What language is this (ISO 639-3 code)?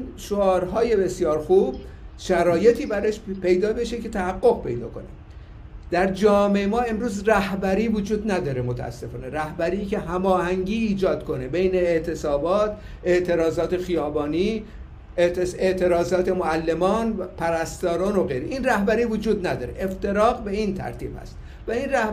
fas